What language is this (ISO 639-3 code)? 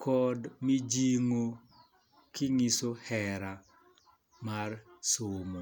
luo